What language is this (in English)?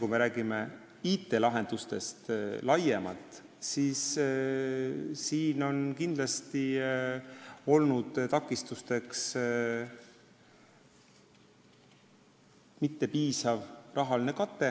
Estonian